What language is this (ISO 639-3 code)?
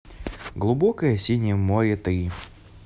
rus